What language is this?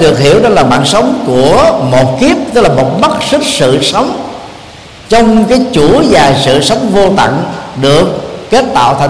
Vietnamese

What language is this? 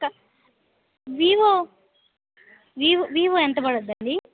Telugu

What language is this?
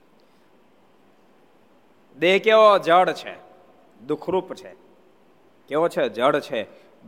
Gujarati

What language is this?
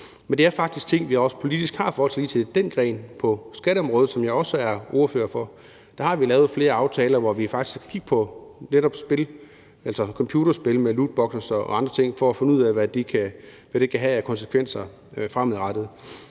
Danish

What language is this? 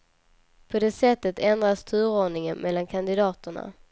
Swedish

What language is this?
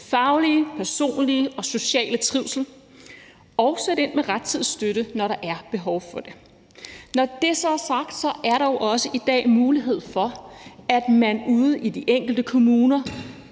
Danish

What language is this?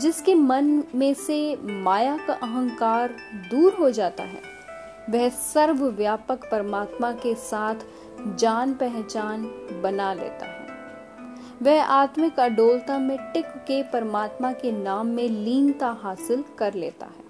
Hindi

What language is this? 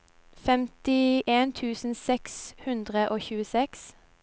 Norwegian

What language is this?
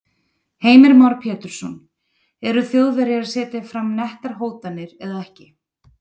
Icelandic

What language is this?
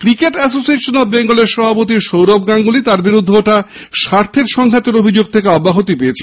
Bangla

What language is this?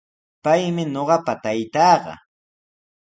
Sihuas Ancash Quechua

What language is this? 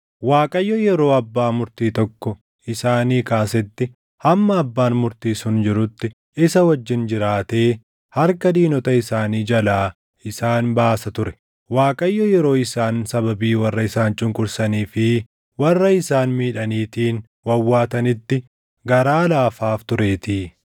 Oromo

